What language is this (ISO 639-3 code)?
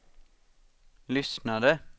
swe